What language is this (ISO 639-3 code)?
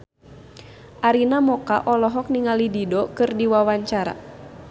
sun